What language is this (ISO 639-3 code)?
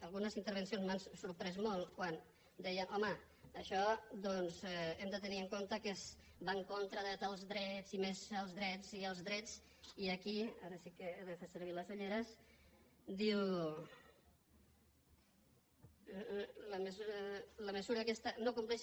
cat